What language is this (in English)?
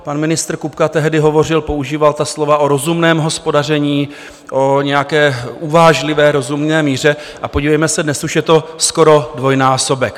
Czech